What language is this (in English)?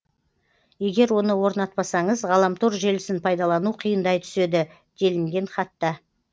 Kazakh